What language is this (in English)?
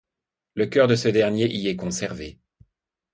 French